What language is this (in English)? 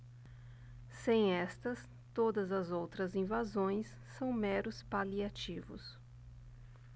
Portuguese